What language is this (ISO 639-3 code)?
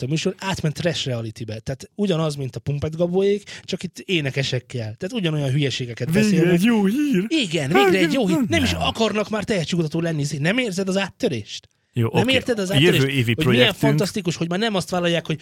hun